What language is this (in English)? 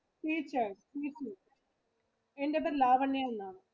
Malayalam